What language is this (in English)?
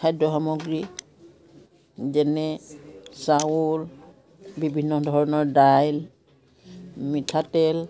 Assamese